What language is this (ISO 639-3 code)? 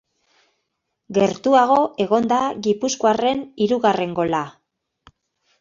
eus